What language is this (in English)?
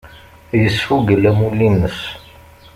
Kabyle